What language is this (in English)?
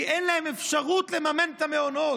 Hebrew